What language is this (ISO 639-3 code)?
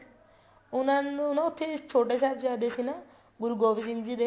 pan